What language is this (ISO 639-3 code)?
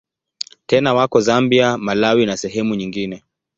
swa